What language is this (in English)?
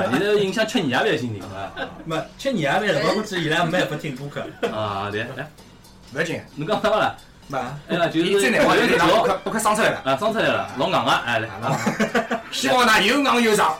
Chinese